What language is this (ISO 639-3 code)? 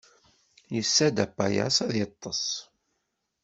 kab